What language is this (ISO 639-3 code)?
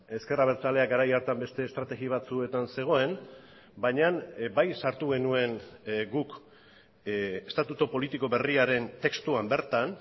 eus